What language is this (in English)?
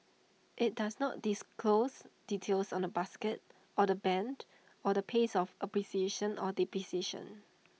English